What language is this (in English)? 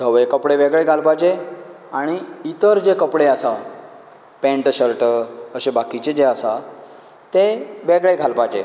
Konkani